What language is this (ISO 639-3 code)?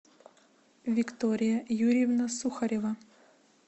rus